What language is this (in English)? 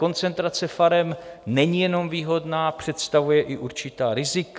Czech